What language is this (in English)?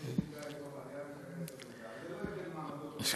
Hebrew